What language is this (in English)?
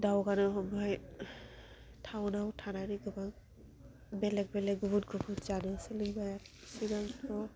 Bodo